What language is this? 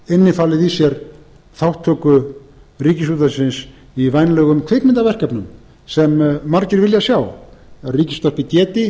Icelandic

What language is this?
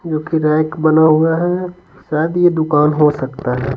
Hindi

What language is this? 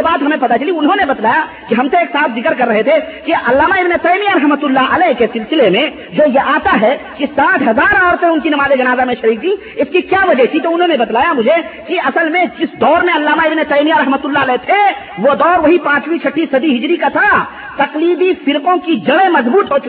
Urdu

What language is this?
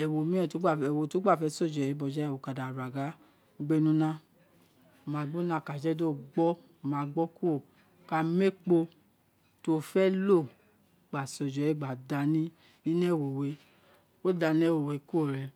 Isekiri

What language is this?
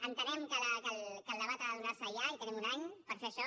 Catalan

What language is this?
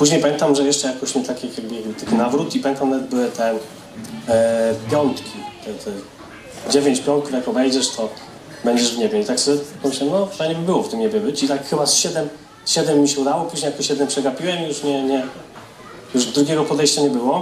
Polish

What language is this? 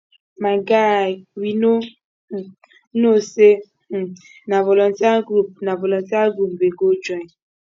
Nigerian Pidgin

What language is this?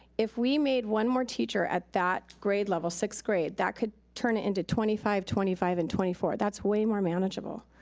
English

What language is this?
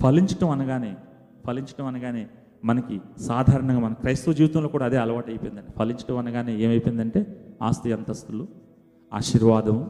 Telugu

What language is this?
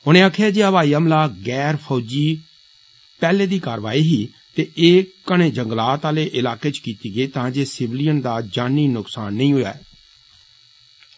Dogri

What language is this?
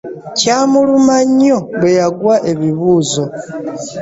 Ganda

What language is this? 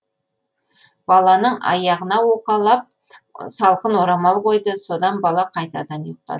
Kazakh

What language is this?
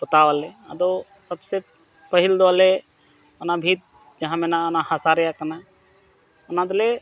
Santali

